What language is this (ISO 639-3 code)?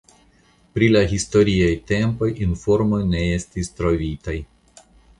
epo